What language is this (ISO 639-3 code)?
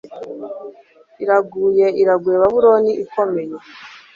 kin